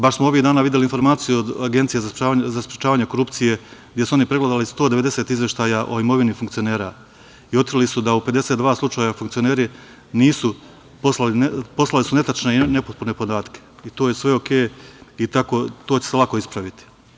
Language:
Serbian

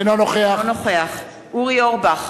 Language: Hebrew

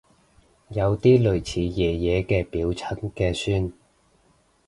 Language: Cantonese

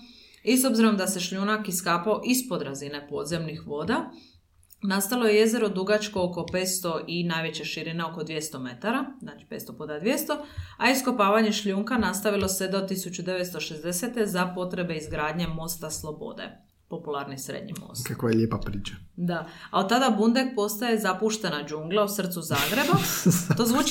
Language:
Croatian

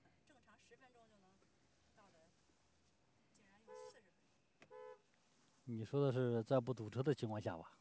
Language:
Chinese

